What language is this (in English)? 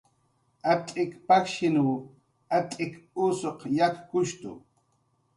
Jaqaru